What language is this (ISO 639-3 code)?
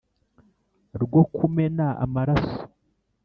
kin